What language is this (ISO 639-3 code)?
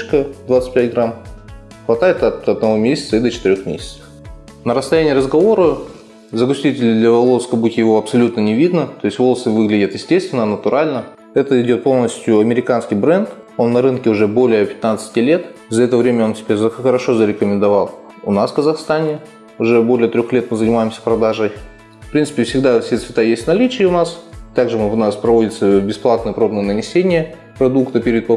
rus